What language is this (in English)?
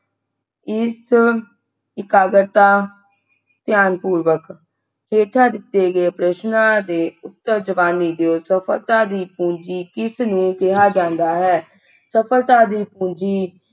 Punjabi